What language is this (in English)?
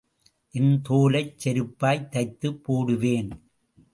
Tamil